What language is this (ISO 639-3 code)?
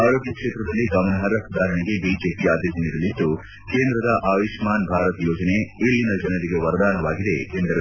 kan